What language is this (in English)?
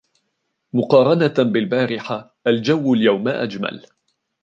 Arabic